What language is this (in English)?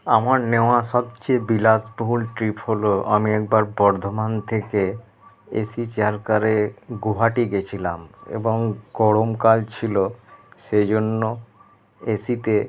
Bangla